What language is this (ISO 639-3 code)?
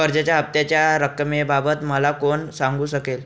mar